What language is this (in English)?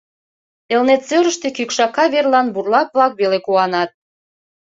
Mari